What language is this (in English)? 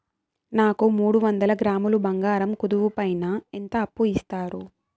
Telugu